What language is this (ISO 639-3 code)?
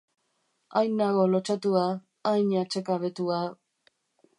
eus